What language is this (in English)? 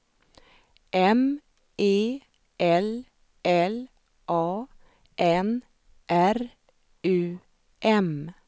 Swedish